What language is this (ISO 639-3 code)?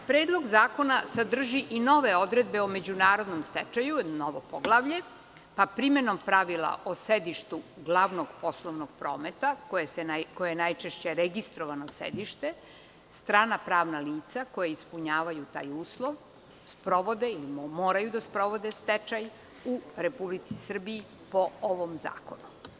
srp